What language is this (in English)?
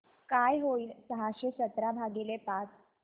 Marathi